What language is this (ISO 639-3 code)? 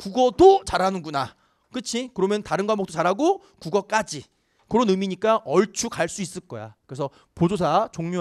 kor